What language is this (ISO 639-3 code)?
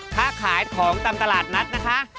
tha